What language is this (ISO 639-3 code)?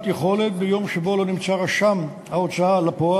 heb